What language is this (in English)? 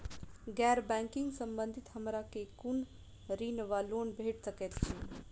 Maithili